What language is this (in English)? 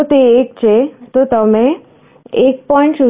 Gujarati